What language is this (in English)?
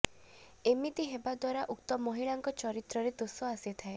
Odia